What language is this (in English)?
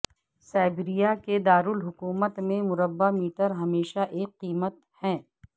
Urdu